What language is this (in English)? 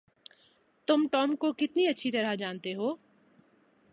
Urdu